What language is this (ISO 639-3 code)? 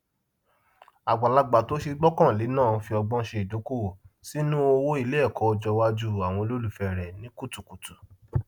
yor